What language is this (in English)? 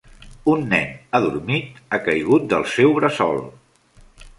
Catalan